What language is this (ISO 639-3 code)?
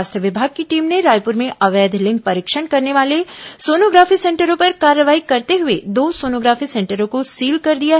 hin